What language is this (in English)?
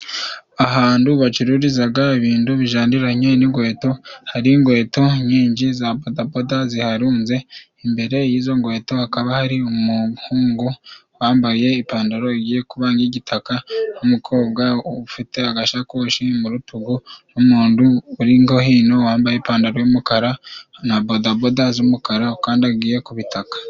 Kinyarwanda